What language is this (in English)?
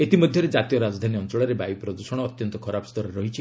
Odia